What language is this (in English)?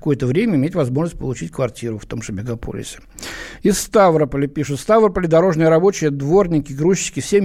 Russian